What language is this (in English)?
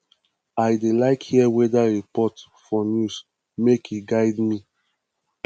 Nigerian Pidgin